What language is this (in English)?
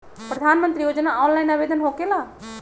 Magahi